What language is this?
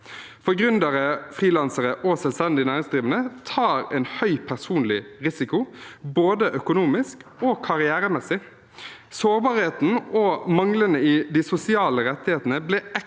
Norwegian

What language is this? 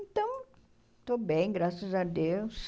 Portuguese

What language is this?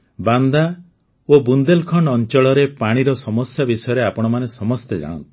Odia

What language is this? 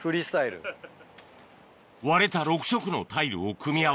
Japanese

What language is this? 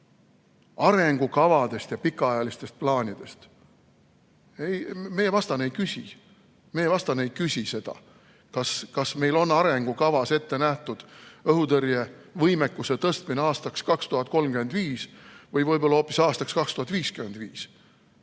Estonian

